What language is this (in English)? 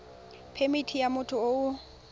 Tswana